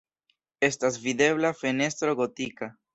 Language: Esperanto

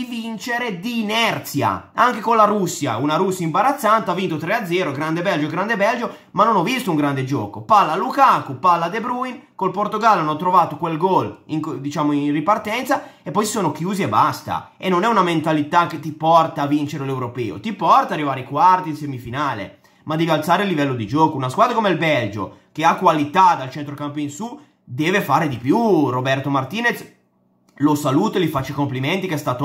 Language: Italian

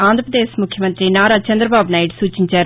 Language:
Telugu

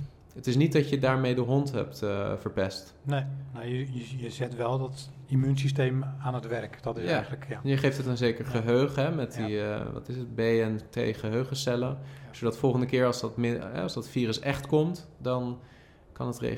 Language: Dutch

